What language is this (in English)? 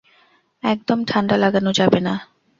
Bangla